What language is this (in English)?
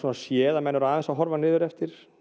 Icelandic